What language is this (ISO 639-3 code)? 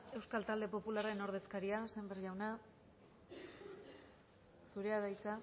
eus